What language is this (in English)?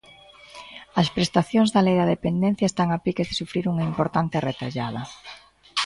Galician